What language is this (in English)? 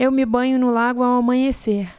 Portuguese